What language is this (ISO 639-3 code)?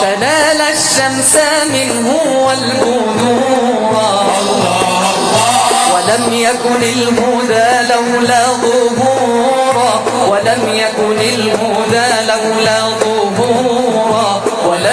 ara